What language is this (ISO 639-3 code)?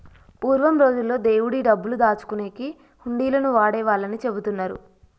tel